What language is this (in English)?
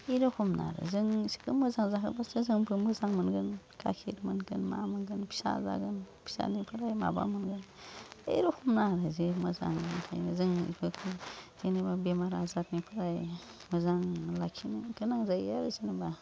Bodo